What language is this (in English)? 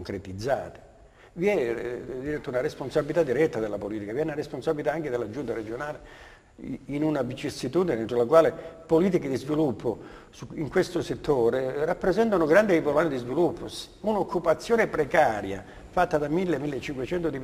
Italian